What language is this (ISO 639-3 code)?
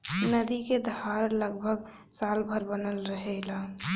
bho